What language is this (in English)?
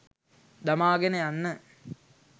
Sinhala